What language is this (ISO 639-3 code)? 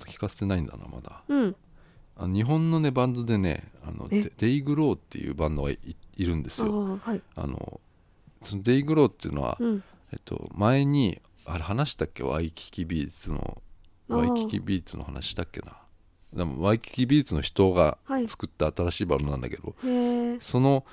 jpn